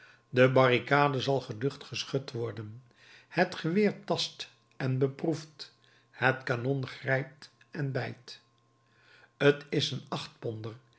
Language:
Dutch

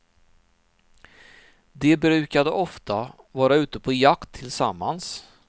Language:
Swedish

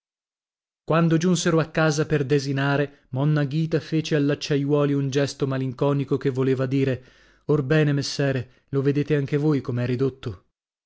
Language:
Italian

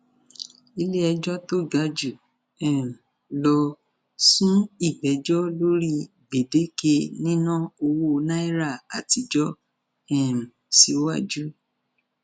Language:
Yoruba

